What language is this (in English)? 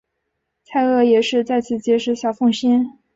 Chinese